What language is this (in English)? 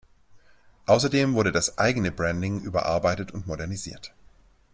German